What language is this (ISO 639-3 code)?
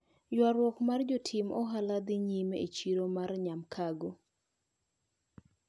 luo